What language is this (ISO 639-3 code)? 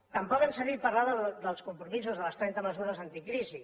cat